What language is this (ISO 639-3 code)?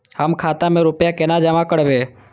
mai